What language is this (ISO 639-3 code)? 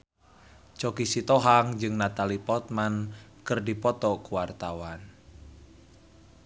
sun